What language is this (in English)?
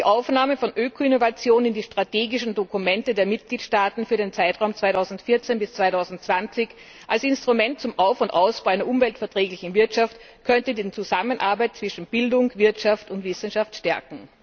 German